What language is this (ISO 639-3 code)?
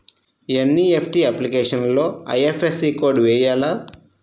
tel